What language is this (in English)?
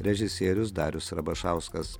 Lithuanian